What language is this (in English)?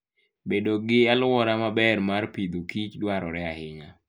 Luo (Kenya and Tanzania)